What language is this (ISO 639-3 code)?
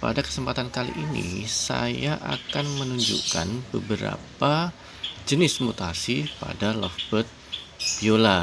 ind